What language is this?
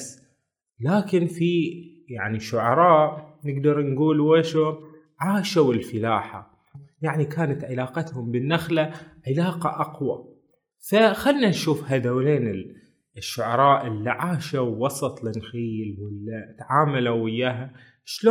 Arabic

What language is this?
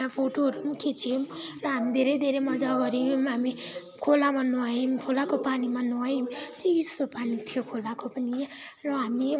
Nepali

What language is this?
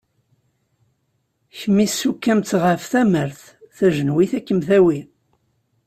Kabyle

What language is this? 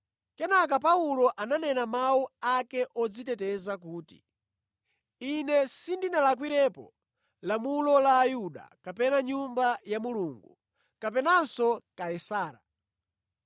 Nyanja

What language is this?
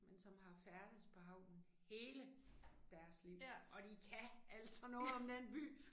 Danish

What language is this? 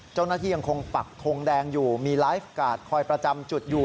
Thai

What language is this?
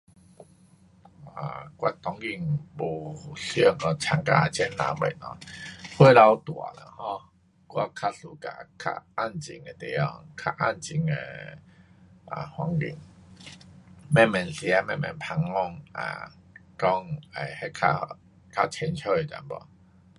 Pu-Xian Chinese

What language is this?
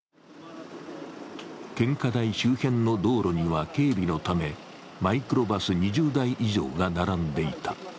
Japanese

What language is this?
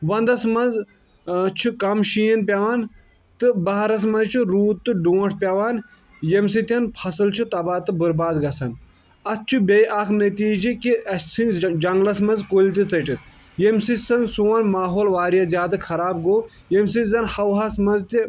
Kashmiri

